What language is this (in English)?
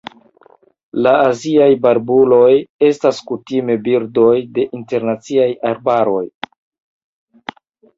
Esperanto